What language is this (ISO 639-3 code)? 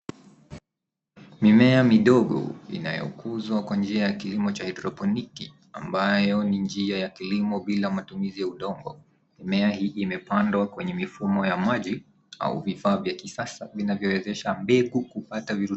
swa